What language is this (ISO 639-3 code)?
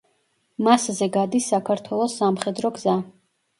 kat